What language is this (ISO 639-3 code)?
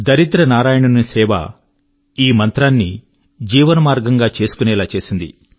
tel